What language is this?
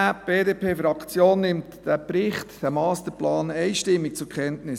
Swiss German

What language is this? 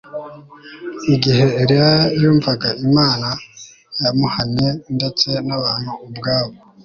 Kinyarwanda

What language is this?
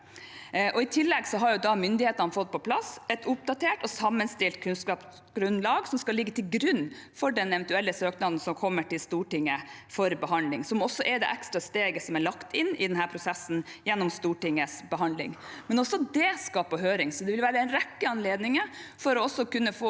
Norwegian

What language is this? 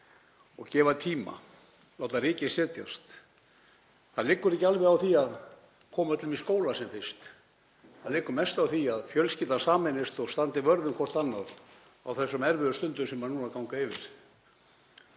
Icelandic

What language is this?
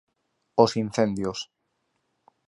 Galician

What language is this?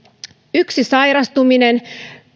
Finnish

